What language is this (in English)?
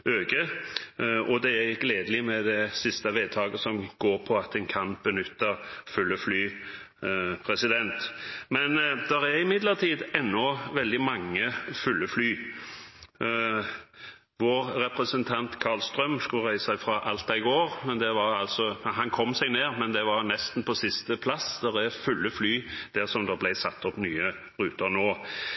Norwegian Bokmål